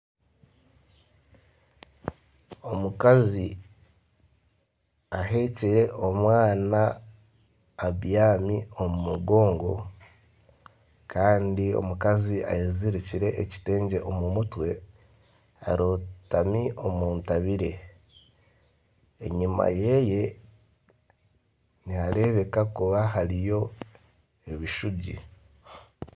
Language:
Nyankole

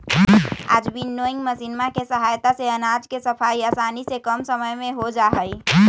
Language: Magahi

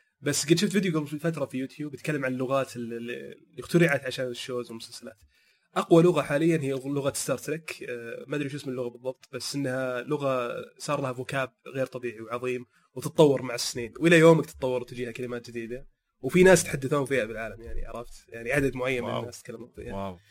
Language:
Arabic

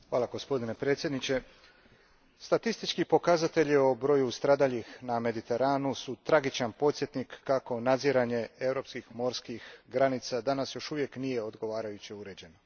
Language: Croatian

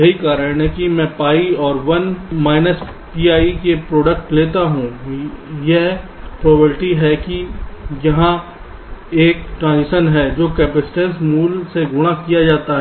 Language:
Hindi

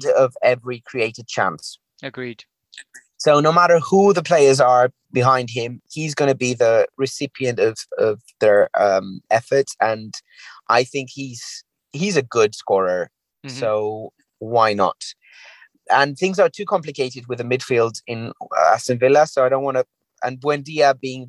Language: English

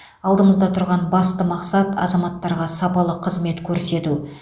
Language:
Kazakh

